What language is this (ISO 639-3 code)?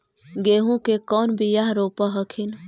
mag